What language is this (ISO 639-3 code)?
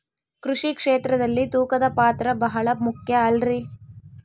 kan